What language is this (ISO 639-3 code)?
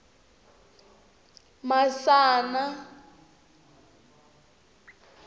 tso